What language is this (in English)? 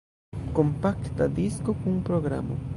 Esperanto